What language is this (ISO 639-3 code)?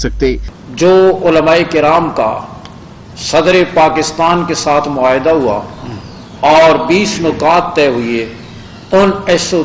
hin